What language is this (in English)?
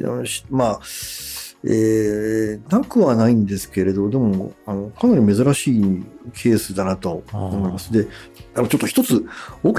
Japanese